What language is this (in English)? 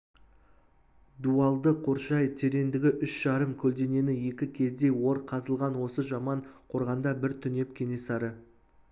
Kazakh